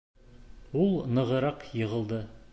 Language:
Bashkir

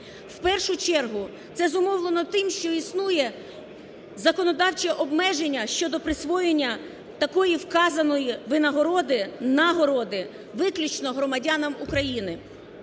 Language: Ukrainian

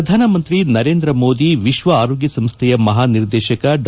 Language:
Kannada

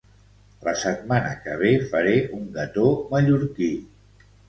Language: Catalan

